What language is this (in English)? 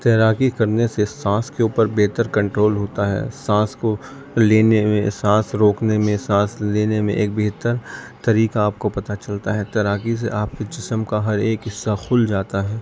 Urdu